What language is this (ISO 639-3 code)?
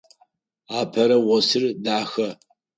ady